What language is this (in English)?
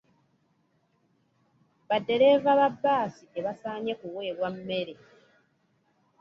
Ganda